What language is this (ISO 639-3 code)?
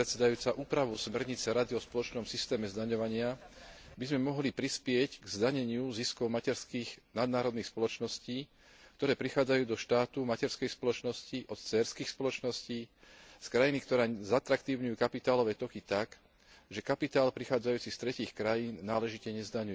slk